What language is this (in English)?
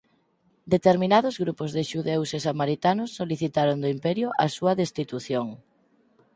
Galician